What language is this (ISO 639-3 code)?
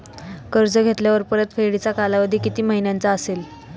mar